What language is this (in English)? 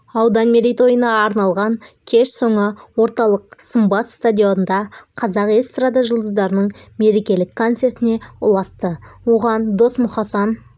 Kazakh